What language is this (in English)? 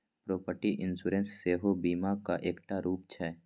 Maithili